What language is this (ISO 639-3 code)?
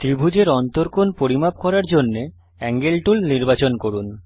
ben